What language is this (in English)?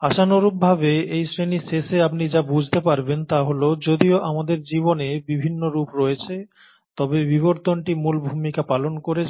Bangla